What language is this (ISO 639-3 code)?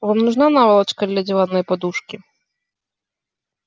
rus